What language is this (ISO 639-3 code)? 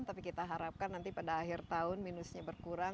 ind